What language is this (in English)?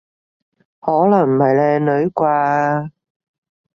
Cantonese